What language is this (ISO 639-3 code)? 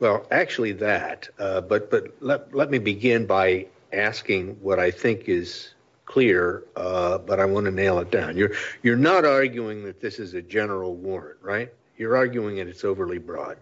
eng